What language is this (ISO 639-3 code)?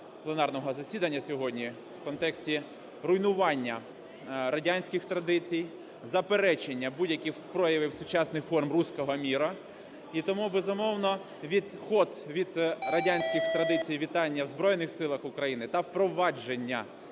ukr